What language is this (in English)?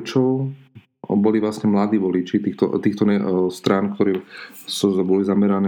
Slovak